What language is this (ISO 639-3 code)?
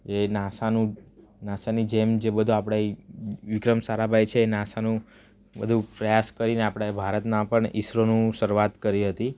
guj